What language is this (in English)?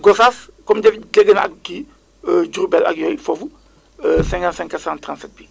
Wolof